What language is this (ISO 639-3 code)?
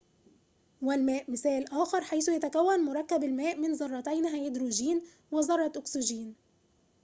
ara